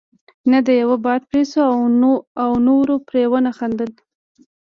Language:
Pashto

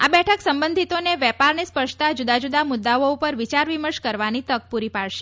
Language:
Gujarati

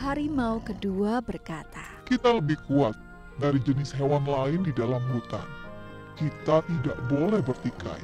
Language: Indonesian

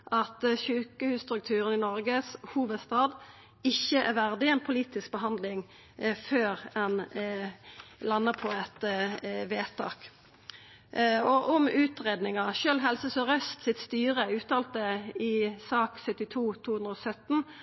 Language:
Norwegian Nynorsk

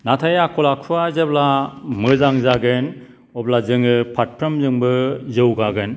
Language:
Bodo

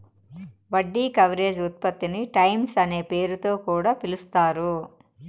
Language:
Telugu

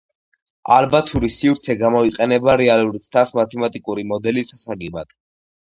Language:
Georgian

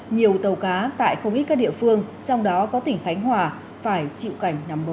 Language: Vietnamese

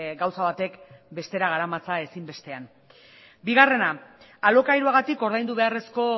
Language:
Basque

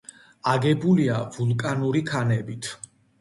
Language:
Georgian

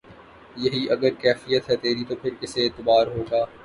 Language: Urdu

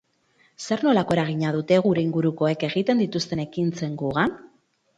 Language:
Basque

